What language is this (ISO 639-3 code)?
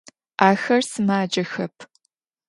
ady